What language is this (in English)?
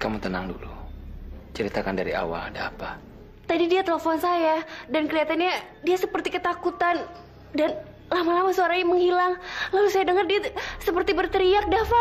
Indonesian